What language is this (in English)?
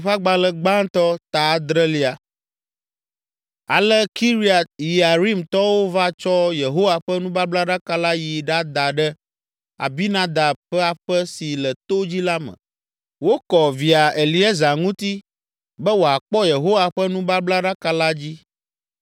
Ewe